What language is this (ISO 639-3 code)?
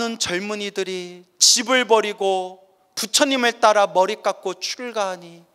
kor